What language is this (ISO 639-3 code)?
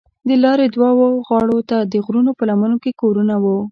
pus